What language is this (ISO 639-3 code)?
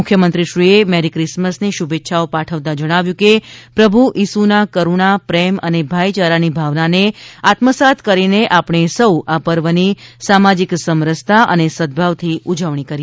guj